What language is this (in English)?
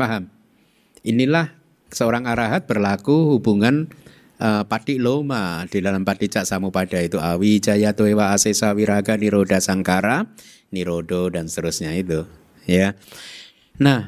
Indonesian